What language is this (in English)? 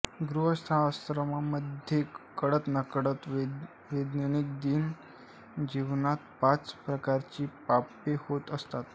Marathi